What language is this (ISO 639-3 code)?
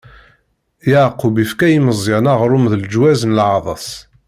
kab